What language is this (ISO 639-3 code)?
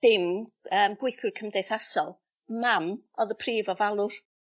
cym